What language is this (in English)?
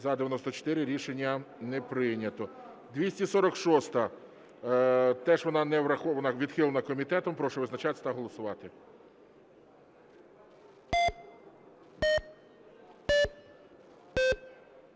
Ukrainian